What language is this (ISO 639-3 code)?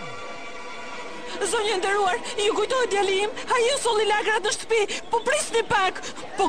ron